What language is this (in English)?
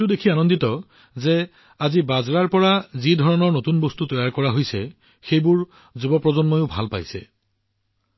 Assamese